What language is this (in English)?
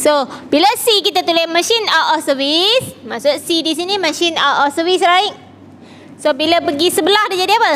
Malay